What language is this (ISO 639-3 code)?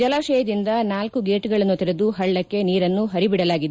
kan